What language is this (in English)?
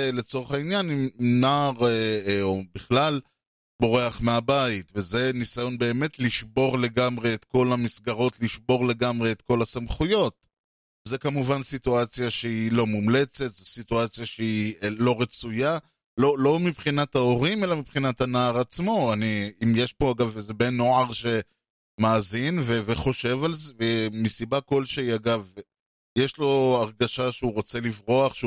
Hebrew